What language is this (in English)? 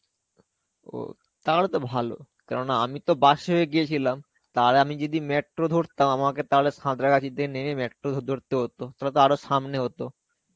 Bangla